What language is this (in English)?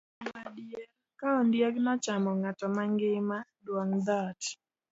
Luo (Kenya and Tanzania)